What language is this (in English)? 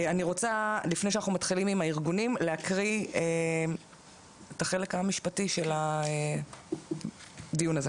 Hebrew